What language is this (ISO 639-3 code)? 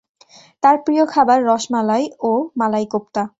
ben